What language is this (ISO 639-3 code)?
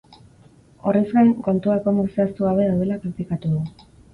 eus